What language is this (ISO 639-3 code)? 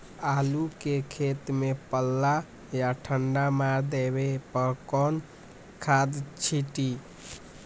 mag